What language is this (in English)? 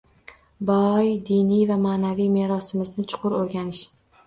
Uzbek